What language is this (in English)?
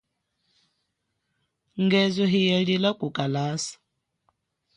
Chokwe